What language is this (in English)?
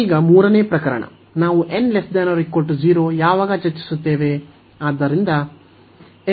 Kannada